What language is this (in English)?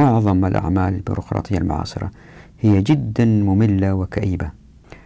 Arabic